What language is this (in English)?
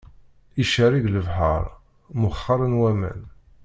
Kabyle